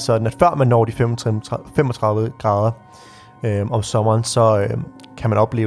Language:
Danish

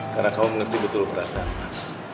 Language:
Indonesian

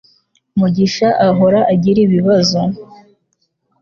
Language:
Kinyarwanda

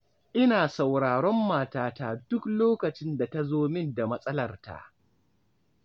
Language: Hausa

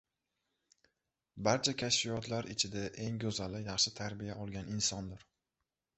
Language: Uzbek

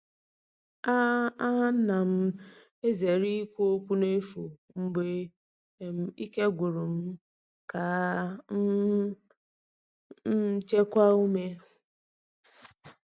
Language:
Igbo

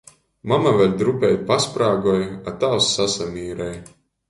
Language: Latgalian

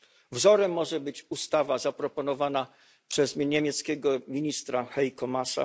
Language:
Polish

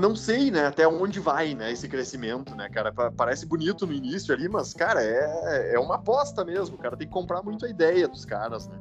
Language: Portuguese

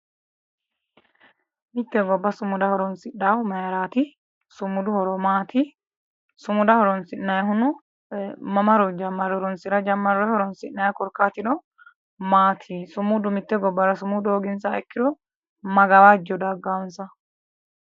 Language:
Sidamo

